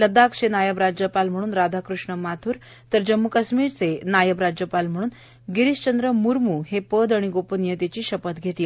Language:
Marathi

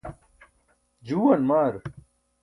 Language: Burushaski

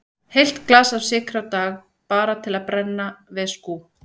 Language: Icelandic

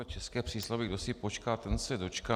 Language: Czech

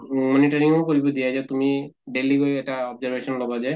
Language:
Assamese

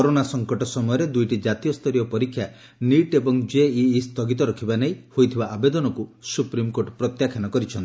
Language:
Odia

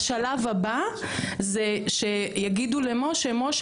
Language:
Hebrew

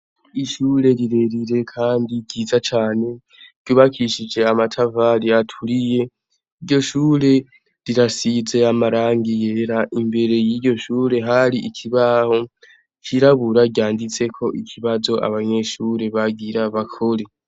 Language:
Rundi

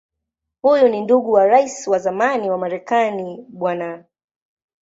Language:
Swahili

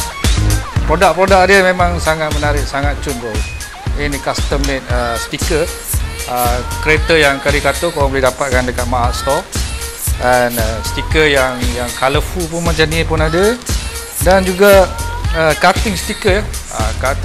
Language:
Malay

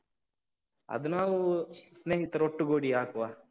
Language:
Kannada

